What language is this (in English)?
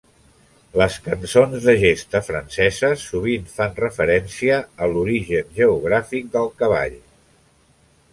Catalan